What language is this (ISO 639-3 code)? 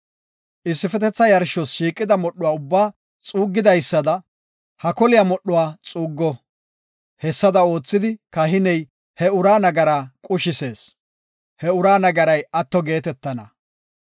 gof